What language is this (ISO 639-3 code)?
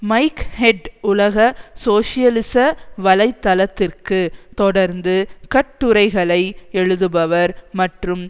tam